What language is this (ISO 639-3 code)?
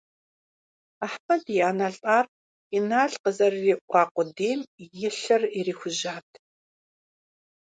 kbd